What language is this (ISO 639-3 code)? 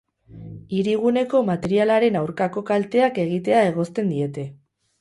eus